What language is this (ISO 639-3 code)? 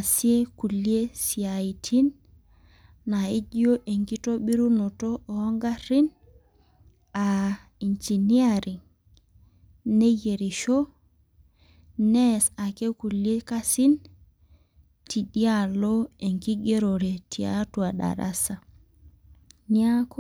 mas